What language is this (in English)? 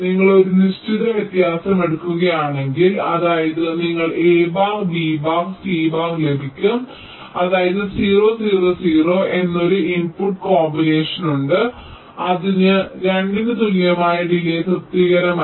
Malayalam